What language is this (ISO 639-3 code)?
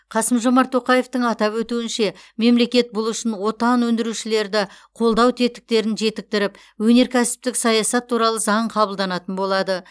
kaz